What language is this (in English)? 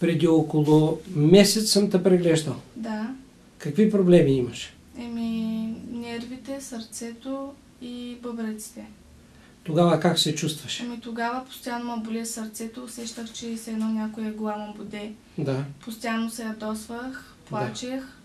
Bulgarian